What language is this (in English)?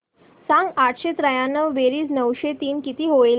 Marathi